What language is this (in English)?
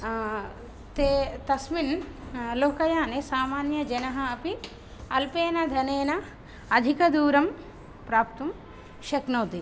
Sanskrit